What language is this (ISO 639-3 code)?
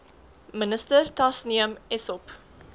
afr